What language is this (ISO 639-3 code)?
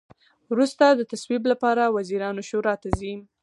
pus